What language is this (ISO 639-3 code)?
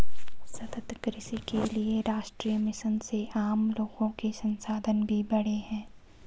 hin